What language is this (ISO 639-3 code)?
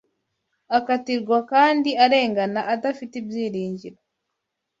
kin